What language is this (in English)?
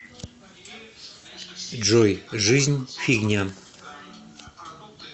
Russian